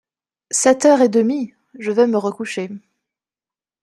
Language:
French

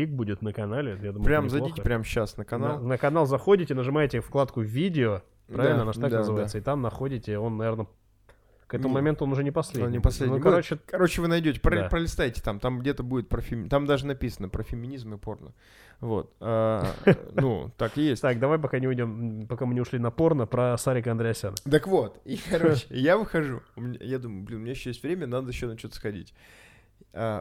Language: Russian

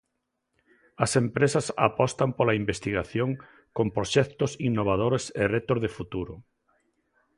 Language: Galician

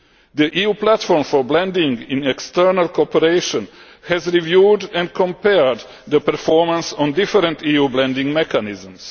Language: English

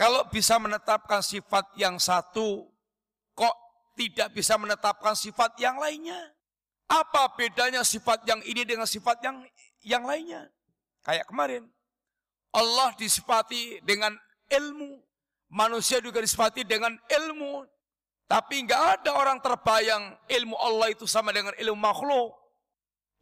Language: Indonesian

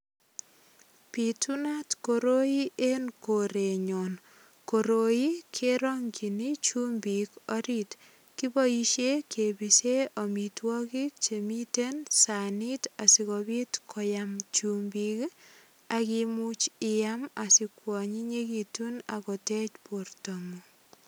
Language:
Kalenjin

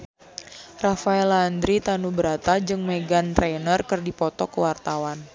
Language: Sundanese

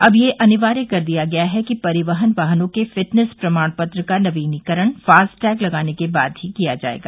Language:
Hindi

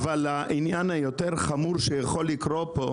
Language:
Hebrew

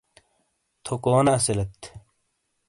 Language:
Shina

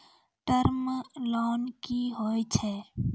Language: Maithili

